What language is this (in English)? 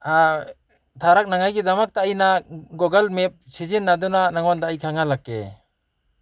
Manipuri